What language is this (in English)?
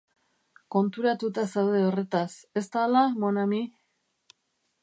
Basque